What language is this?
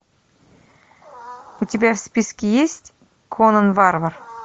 Russian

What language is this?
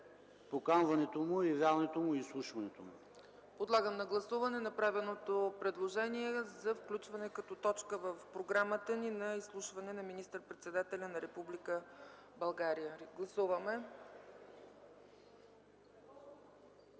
Bulgarian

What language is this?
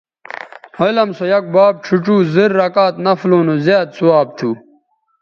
Bateri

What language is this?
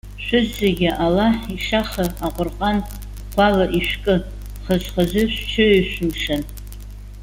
Abkhazian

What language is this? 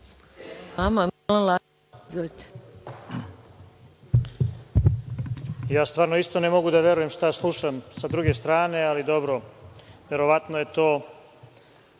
Serbian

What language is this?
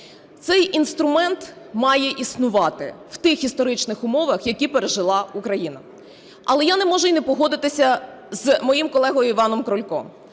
Ukrainian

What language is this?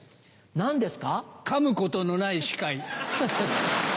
Japanese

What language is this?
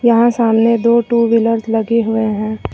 Hindi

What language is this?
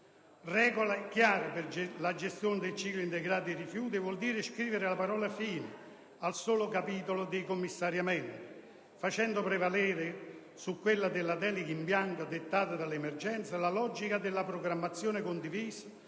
Italian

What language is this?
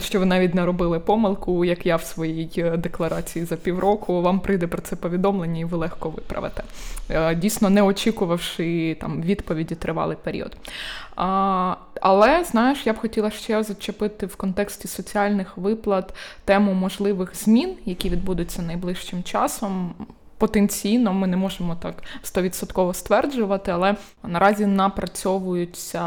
Ukrainian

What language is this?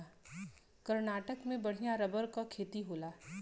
Bhojpuri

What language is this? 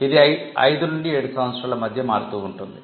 Telugu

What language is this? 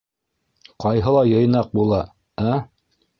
Bashkir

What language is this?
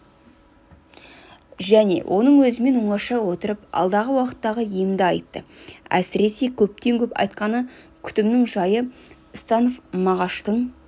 Kazakh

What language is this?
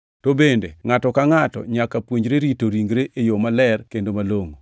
Luo (Kenya and Tanzania)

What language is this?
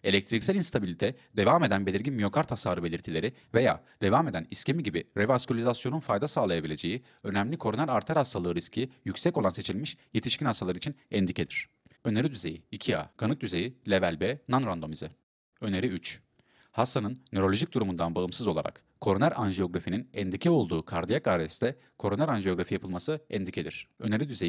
Turkish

